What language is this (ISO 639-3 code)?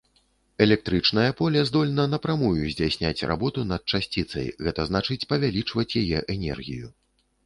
bel